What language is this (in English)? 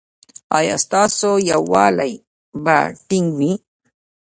Pashto